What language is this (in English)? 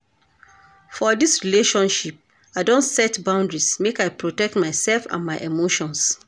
Nigerian Pidgin